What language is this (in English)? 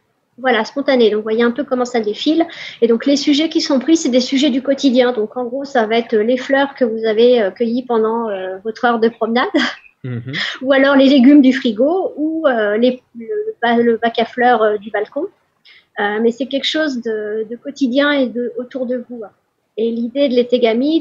French